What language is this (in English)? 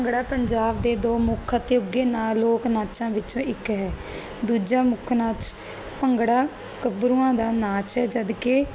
Punjabi